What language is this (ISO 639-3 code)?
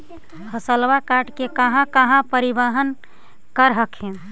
mag